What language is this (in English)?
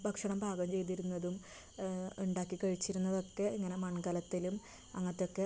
Malayalam